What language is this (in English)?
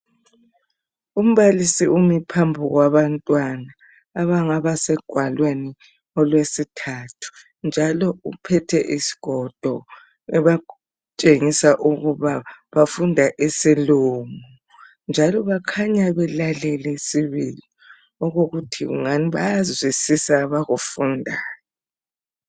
North Ndebele